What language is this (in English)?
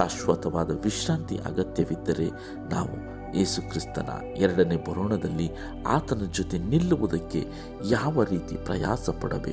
Kannada